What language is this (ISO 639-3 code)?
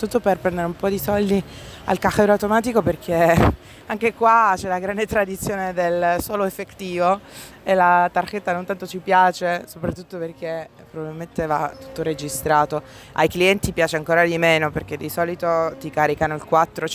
ita